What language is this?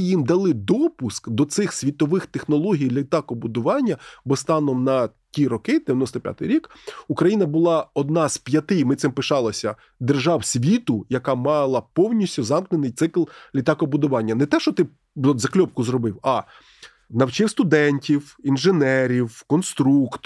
Ukrainian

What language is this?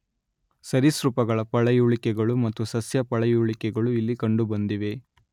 Kannada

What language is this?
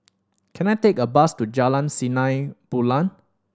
English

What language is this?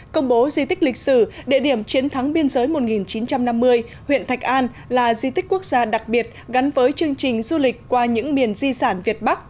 Vietnamese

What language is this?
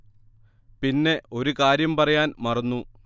Malayalam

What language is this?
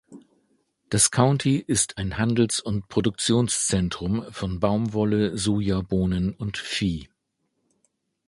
German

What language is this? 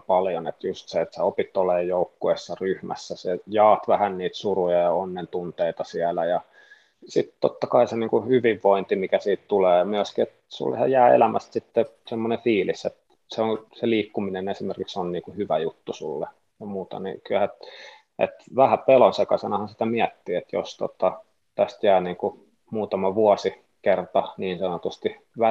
Finnish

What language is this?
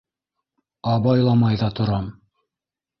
Bashkir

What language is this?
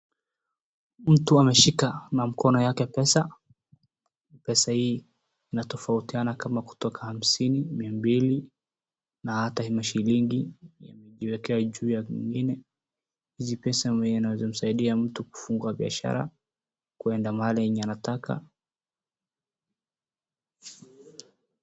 Swahili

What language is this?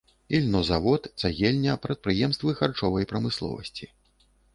Belarusian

